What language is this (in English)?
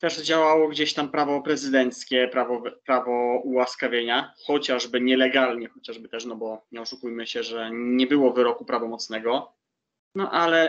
Polish